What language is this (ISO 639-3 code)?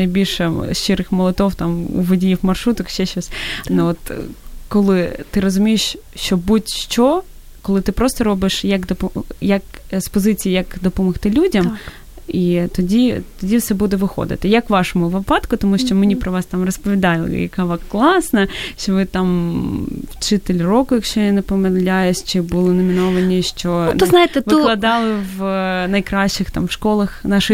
ukr